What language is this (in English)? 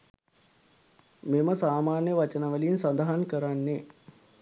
Sinhala